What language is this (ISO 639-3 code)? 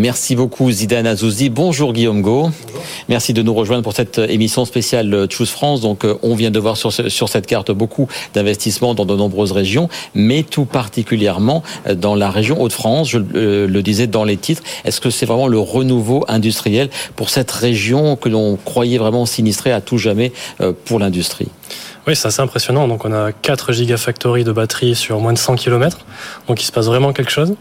fra